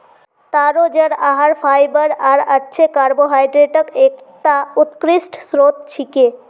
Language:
Magahi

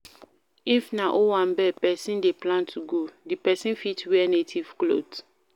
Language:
Nigerian Pidgin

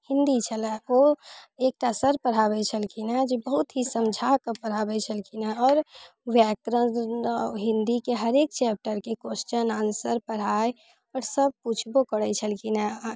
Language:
Maithili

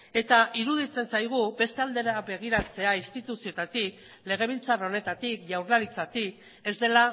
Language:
Basque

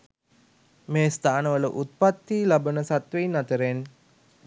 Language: Sinhala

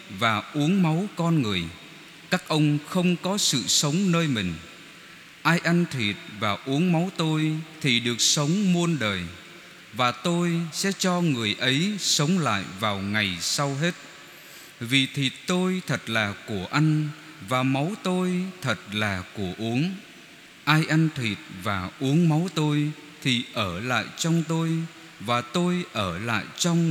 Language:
Vietnamese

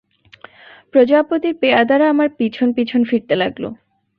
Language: Bangla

